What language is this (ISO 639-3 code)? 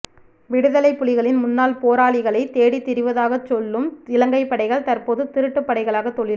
tam